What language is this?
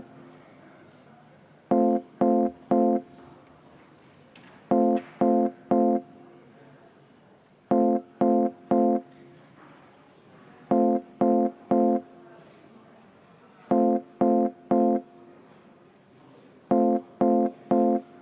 Estonian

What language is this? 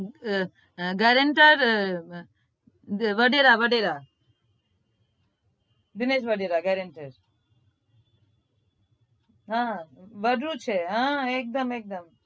Gujarati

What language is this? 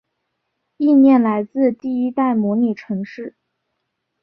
Chinese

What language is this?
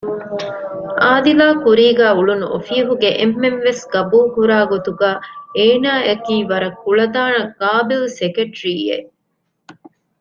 Divehi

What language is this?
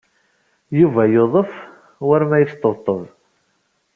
Kabyle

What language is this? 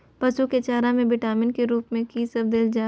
Maithili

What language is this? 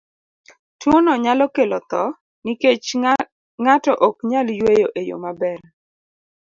Luo (Kenya and Tanzania)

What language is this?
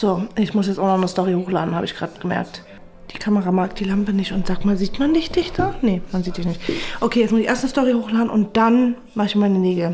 German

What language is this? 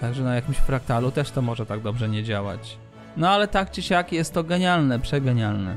Polish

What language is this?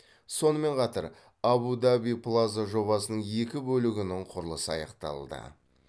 Kazakh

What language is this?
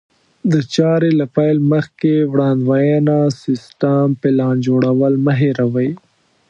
Pashto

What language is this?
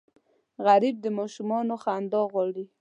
Pashto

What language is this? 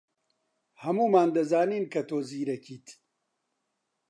Central Kurdish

